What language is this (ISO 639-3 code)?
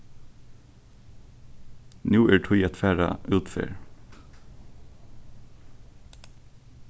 fao